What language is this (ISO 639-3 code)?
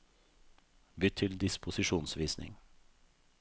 nor